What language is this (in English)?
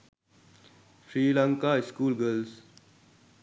Sinhala